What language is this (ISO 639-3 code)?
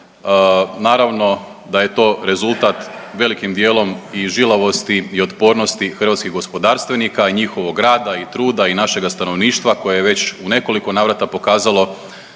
hrv